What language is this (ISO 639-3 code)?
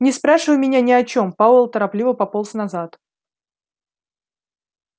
rus